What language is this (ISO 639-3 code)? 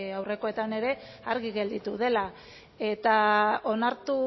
eus